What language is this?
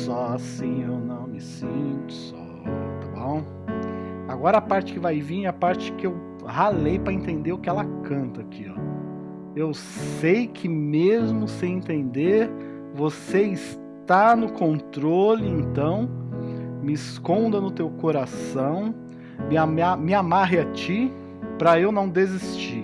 Portuguese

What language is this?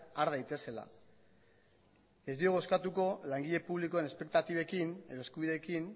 Basque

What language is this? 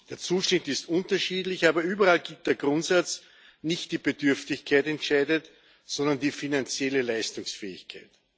German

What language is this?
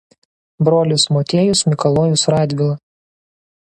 Lithuanian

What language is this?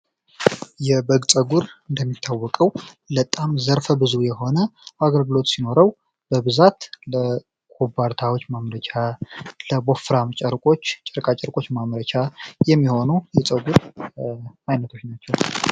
Amharic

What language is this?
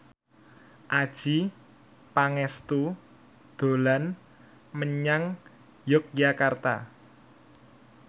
Javanese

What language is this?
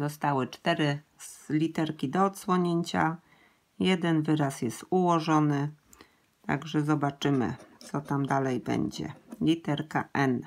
Polish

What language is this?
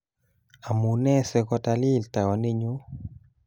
Kalenjin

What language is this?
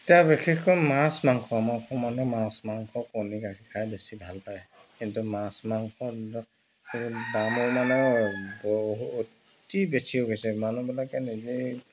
Assamese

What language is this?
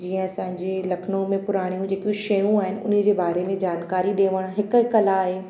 Sindhi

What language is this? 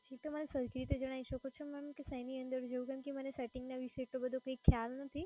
Gujarati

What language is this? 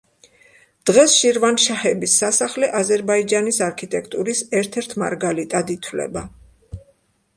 Georgian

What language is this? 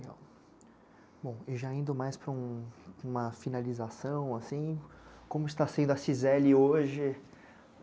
Portuguese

